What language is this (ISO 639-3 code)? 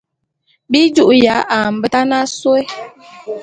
bum